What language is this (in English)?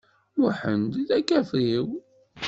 Kabyle